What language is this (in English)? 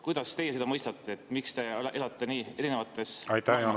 Estonian